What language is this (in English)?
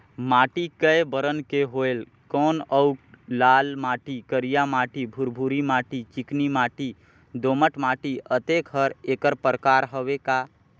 Chhattisgarhi